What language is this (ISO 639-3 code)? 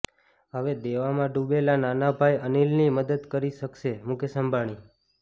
guj